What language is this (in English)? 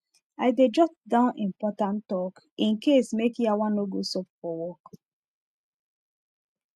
Nigerian Pidgin